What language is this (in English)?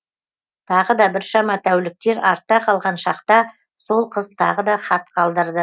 Kazakh